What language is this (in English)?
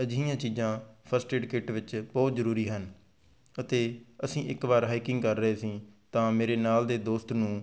Punjabi